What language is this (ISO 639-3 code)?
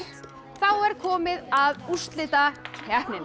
isl